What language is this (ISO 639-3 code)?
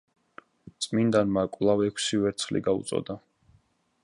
kat